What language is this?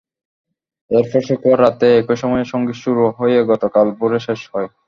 Bangla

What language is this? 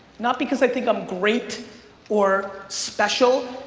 English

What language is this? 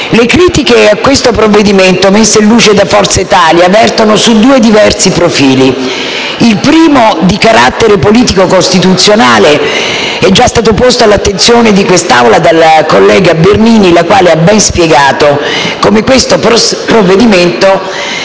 Italian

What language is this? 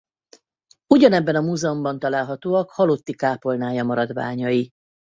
Hungarian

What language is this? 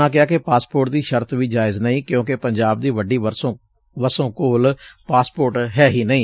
Punjabi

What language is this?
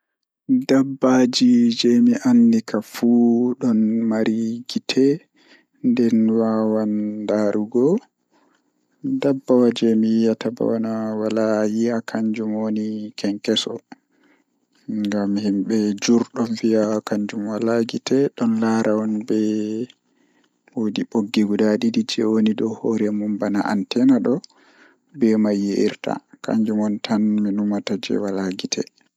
Fula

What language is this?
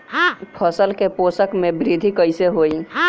Bhojpuri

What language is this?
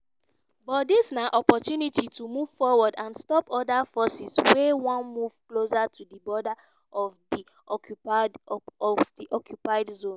Nigerian Pidgin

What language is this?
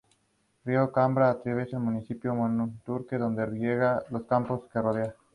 Spanish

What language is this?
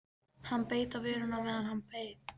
Icelandic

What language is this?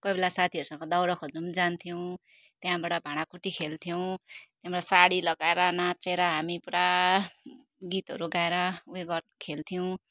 Nepali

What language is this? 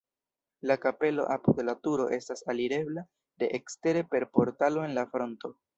Esperanto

